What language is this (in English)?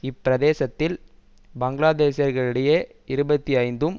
Tamil